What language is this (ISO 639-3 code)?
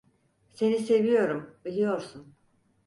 tur